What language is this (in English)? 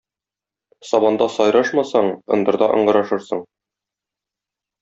Tatar